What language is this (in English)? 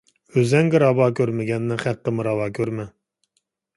Uyghur